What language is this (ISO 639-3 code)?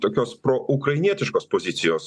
lit